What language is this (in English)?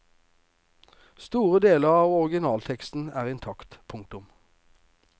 Norwegian